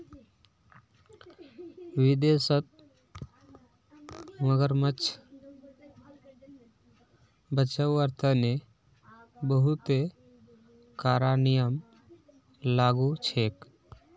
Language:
Magahi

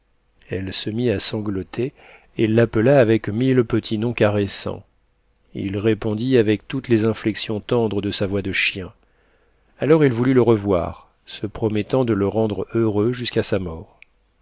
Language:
French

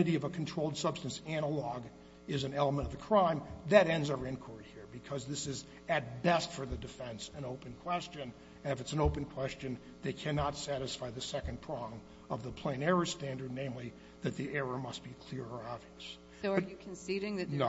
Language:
English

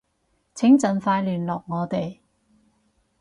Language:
Cantonese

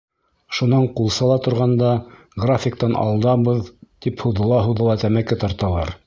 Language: Bashkir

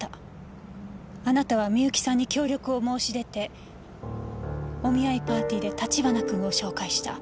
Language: Japanese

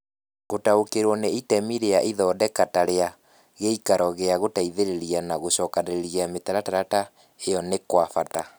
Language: Kikuyu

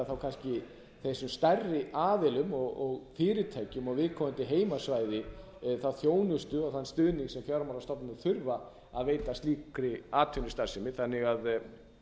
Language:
Icelandic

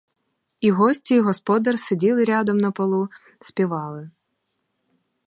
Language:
Ukrainian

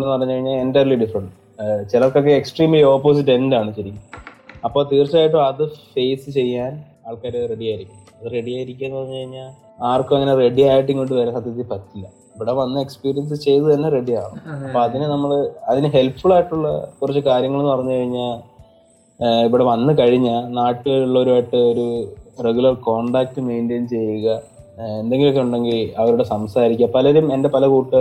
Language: Malayalam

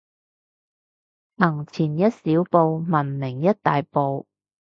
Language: Cantonese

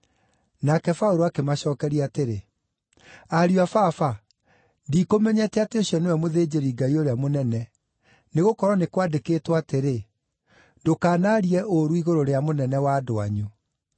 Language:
Kikuyu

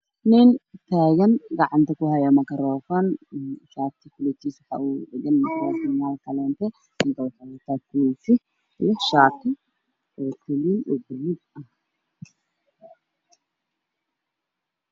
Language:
Somali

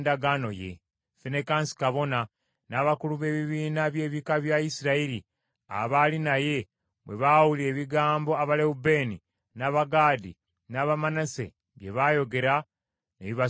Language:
Ganda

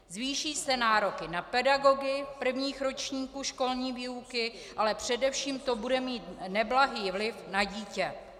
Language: Czech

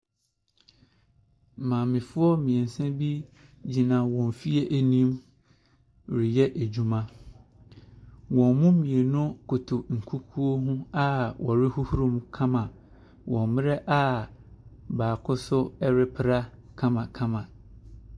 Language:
Akan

